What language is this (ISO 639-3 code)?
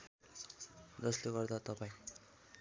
nep